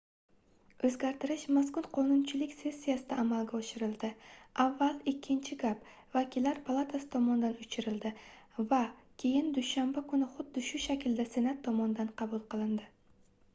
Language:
Uzbek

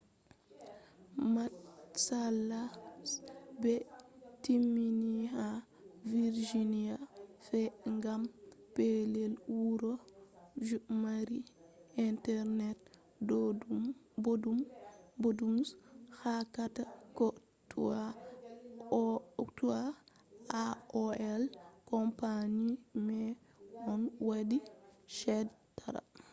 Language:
Fula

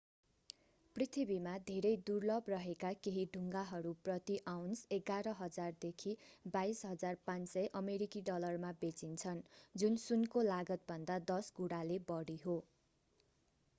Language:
Nepali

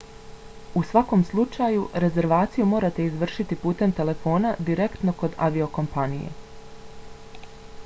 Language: Bosnian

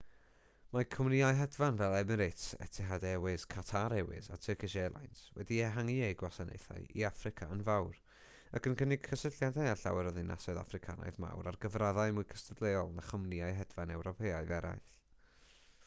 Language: Welsh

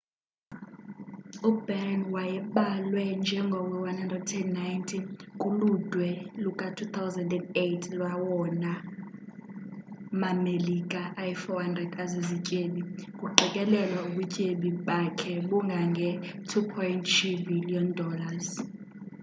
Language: Xhosa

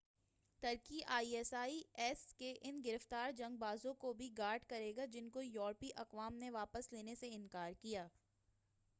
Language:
Urdu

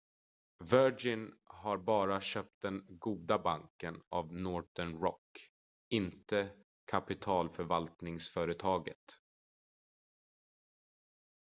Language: Swedish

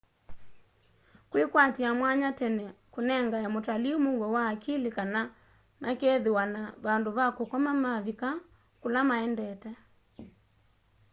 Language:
Kamba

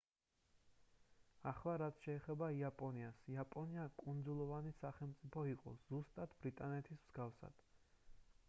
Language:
Georgian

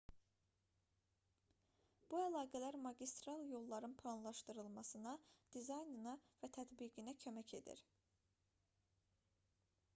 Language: Azerbaijani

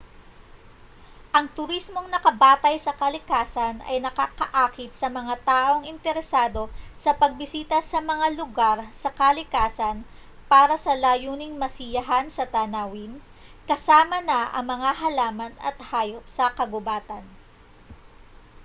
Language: Filipino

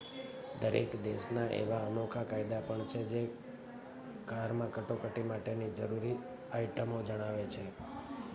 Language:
Gujarati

